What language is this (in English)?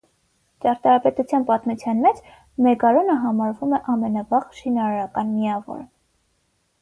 Armenian